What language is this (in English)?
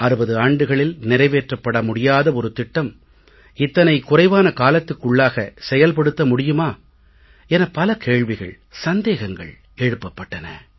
Tamil